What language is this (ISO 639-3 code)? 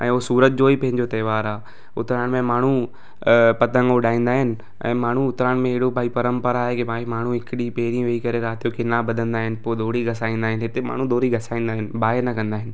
snd